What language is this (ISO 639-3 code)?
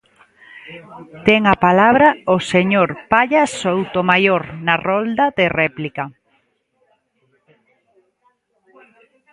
glg